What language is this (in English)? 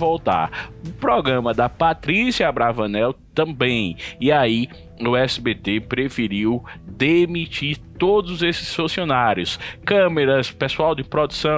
Portuguese